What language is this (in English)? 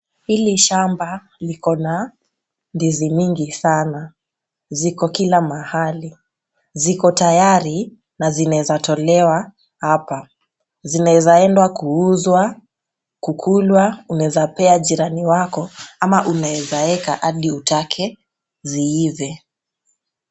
Swahili